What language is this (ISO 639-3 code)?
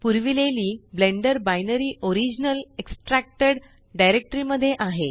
mar